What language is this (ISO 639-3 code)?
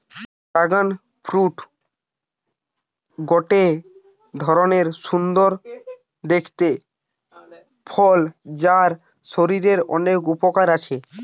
ben